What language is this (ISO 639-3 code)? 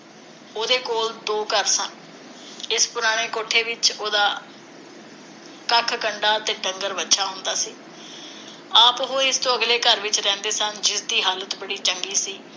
pan